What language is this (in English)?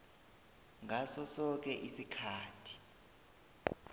South Ndebele